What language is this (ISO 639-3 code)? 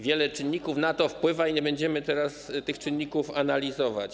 pol